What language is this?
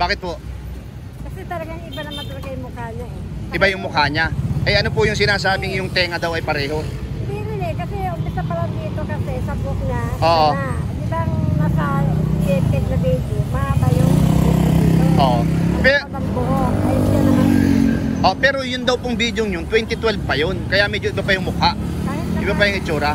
Filipino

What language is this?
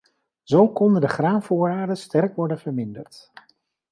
Dutch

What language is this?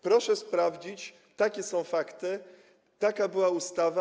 Polish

